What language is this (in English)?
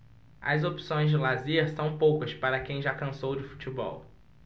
Portuguese